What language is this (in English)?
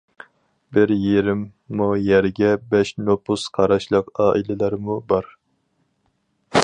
Uyghur